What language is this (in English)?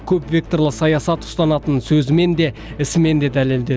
Kazakh